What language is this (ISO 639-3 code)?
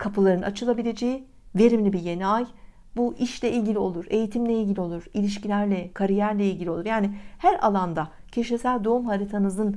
tur